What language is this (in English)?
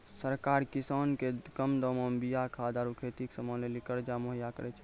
Maithili